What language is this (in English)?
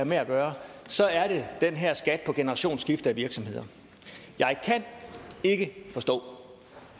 Danish